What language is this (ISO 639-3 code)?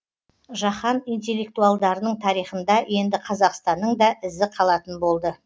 kaz